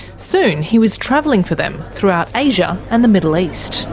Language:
English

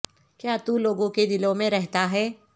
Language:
Urdu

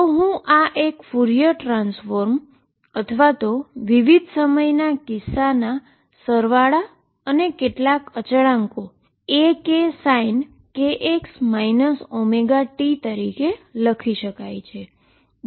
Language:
Gujarati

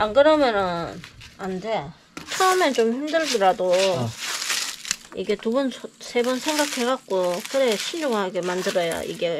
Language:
Korean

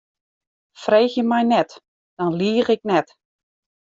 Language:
Western Frisian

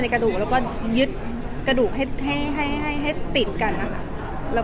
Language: Thai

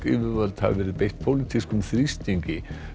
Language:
Icelandic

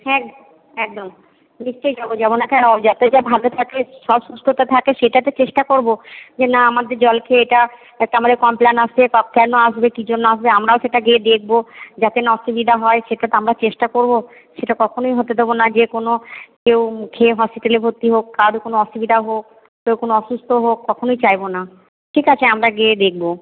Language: Bangla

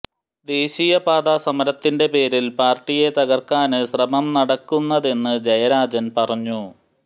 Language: Malayalam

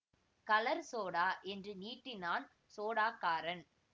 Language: Tamil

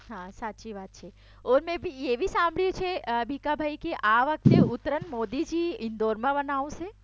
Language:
Gujarati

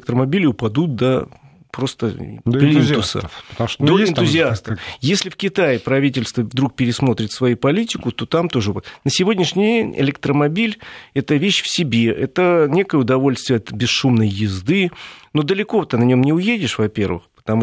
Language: Russian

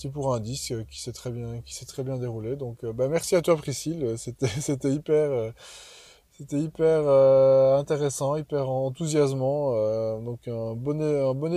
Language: French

